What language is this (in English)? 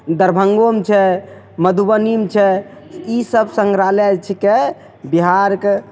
Maithili